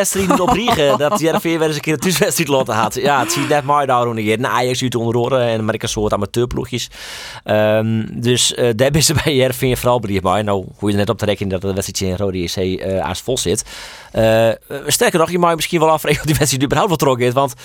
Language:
Dutch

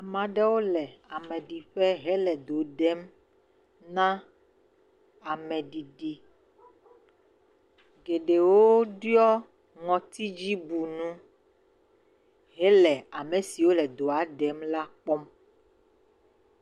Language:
Ewe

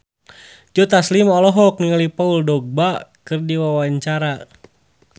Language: Sundanese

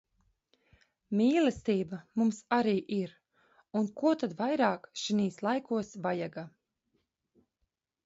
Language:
Latvian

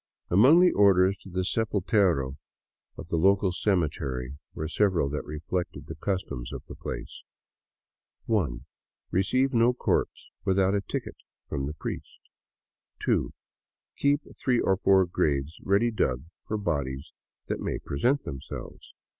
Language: English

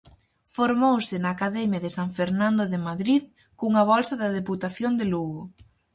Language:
Galician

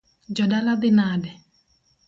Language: Luo (Kenya and Tanzania)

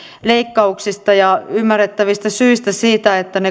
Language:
Finnish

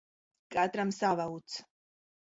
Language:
Latvian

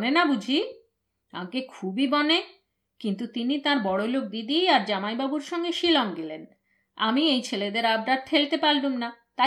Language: Bangla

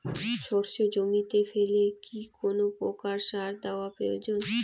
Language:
Bangla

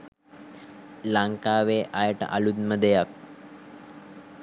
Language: Sinhala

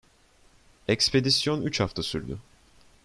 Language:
Turkish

